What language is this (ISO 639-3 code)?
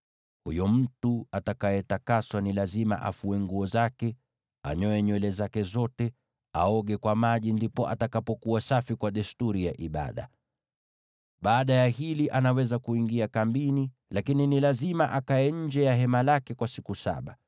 swa